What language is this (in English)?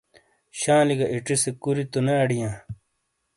Shina